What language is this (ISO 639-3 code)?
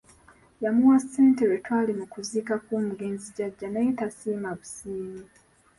lug